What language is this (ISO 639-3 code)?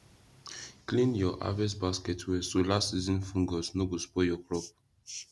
pcm